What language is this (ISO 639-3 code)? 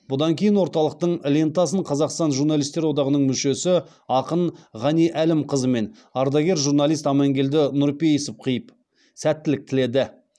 kaz